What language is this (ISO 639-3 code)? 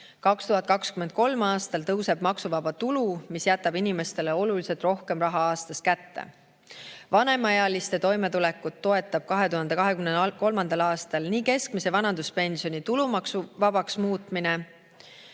est